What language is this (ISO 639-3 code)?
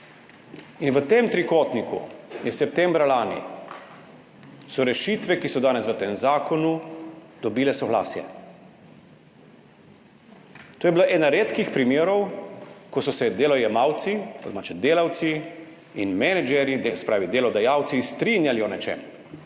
slv